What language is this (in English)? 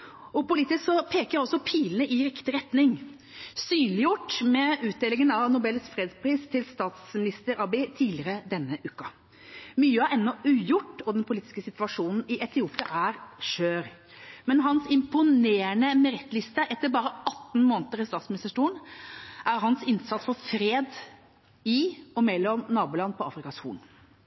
Norwegian Bokmål